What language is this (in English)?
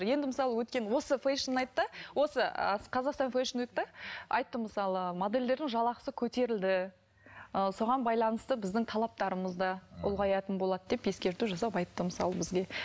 Kazakh